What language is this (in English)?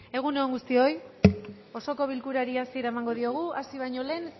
Basque